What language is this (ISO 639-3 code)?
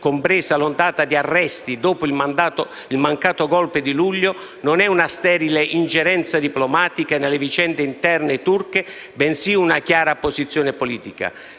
ita